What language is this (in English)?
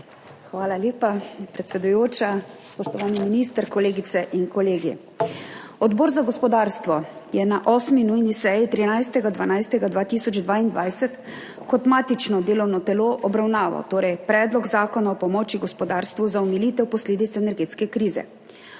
Slovenian